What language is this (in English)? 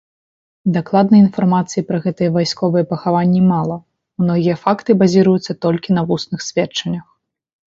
Belarusian